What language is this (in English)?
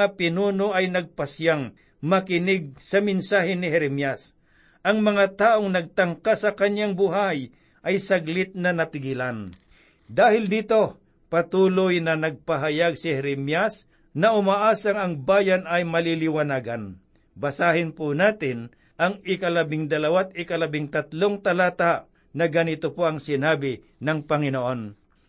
Filipino